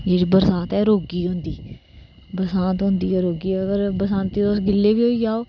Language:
Dogri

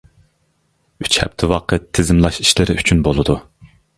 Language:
Uyghur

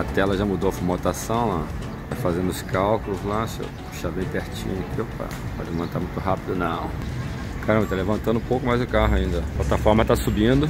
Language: Portuguese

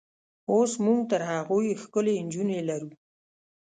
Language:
Pashto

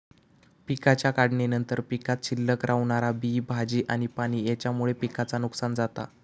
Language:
Marathi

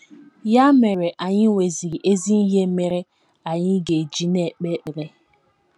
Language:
Igbo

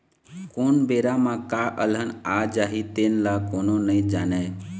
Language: Chhattisgarhi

